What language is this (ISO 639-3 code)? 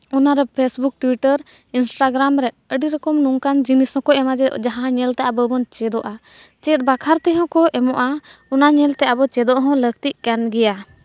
sat